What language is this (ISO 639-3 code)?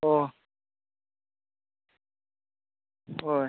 mni